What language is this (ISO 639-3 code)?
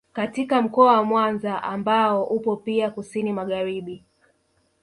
swa